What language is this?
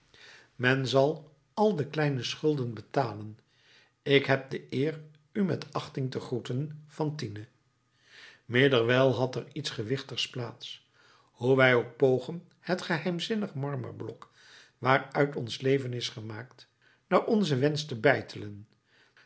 Dutch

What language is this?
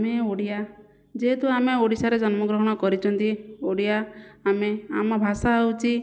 Odia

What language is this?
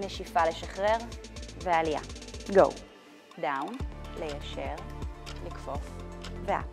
Hebrew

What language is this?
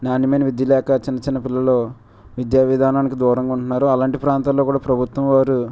Telugu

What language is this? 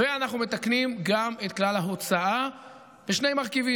Hebrew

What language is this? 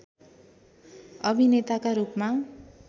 Nepali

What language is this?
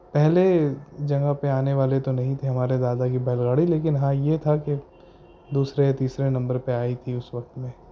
Urdu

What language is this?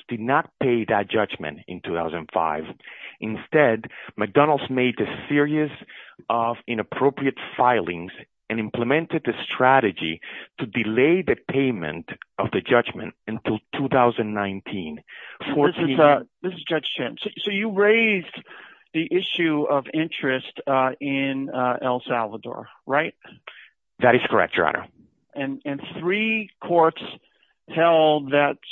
English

